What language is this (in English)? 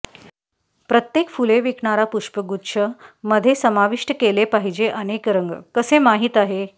Marathi